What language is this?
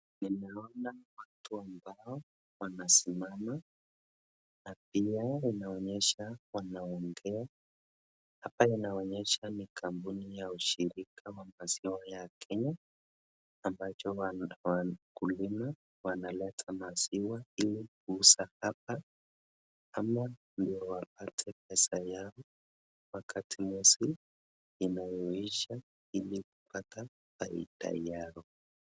Swahili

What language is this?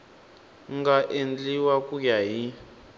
Tsonga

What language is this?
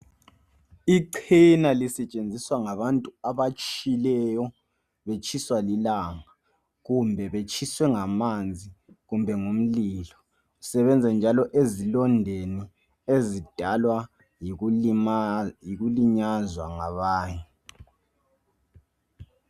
North Ndebele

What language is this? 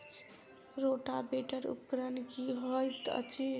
Maithili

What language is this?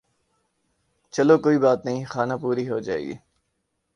Urdu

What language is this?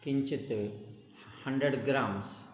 Sanskrit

